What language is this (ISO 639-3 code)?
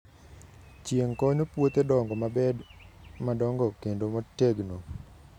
luo